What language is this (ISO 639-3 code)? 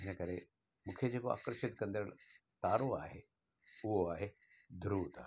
snd